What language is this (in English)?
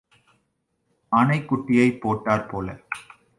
Tamil